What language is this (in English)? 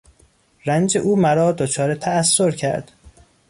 Persian